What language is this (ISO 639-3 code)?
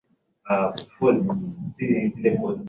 swa